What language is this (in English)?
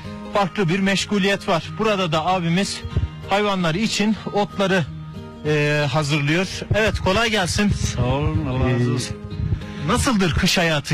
Turkish